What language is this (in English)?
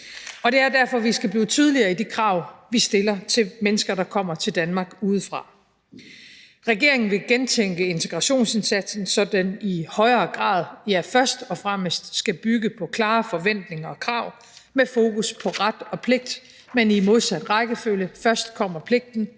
Danish